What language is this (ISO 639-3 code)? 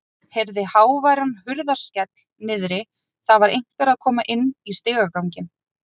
isl